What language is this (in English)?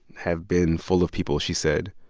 English